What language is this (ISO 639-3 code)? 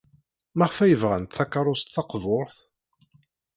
kab